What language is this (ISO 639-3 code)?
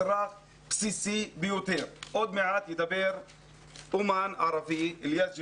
heb